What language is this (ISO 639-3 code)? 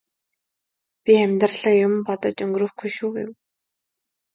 mon